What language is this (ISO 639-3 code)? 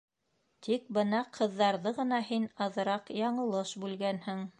bak